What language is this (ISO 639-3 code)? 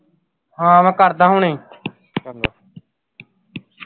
pan